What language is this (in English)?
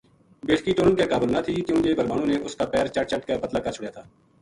Gujari